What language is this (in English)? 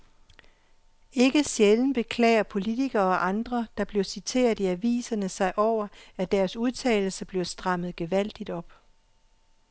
Danish